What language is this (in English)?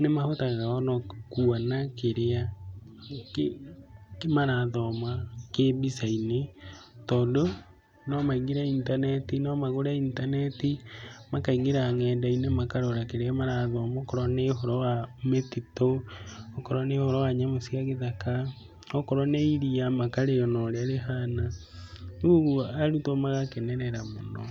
Kikuyu